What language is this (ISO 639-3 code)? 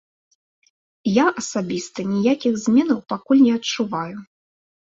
bel